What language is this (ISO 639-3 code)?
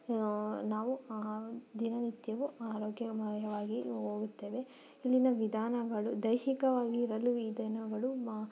kan